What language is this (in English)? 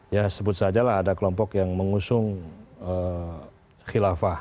Indonesian